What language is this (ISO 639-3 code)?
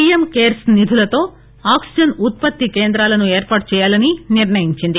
tel